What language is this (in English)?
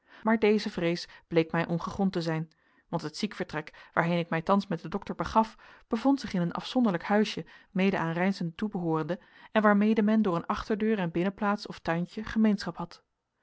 Dutch